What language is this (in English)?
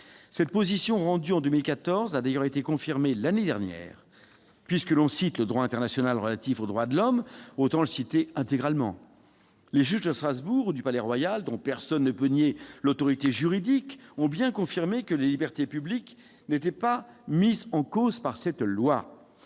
French